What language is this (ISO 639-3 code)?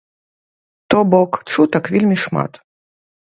bel